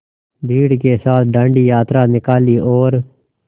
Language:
Hindi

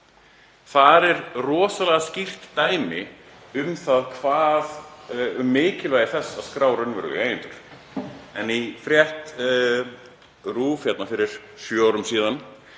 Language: Icelandic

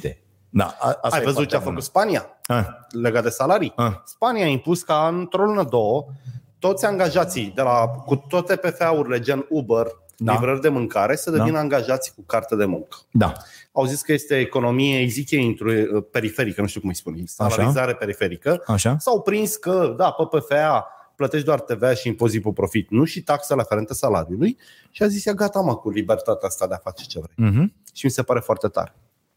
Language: Romanian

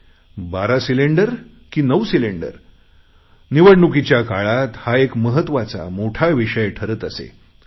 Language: Marathi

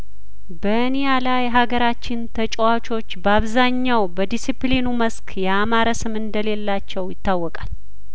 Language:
Amharic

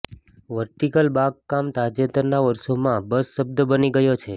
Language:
Gujarati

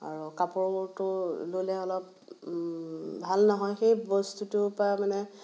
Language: Assamese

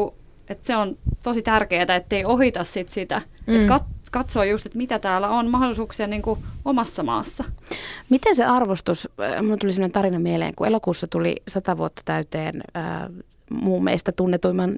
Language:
Finnish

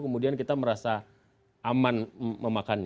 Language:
Indonesian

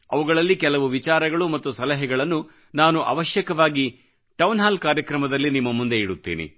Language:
Kannada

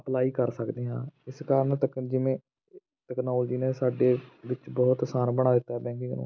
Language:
Punjabi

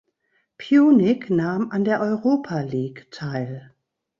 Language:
German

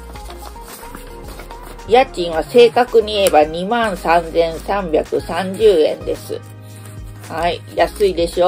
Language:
Japanese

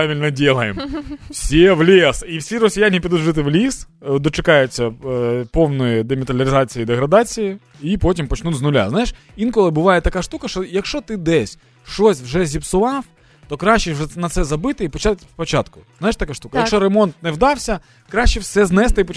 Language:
Ukrainian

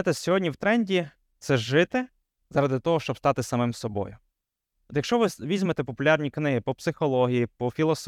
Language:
Ukrainian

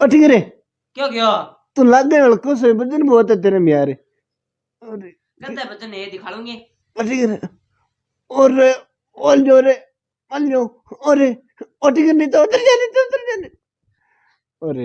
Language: Hindi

